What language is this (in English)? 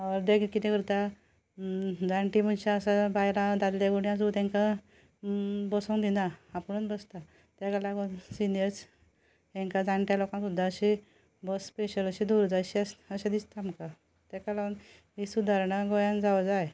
Konkani